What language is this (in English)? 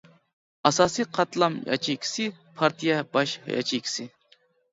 Uyghur